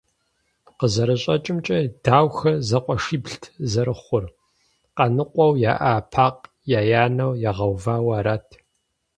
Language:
Kabardian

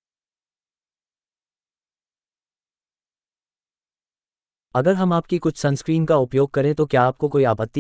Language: Hindi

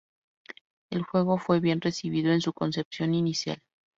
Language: Spanish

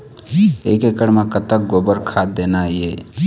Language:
Chhattisgarhi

